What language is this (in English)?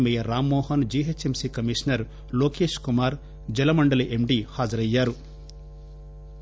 Telugu